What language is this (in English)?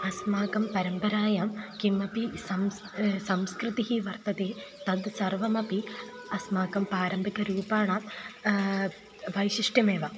Sanskrit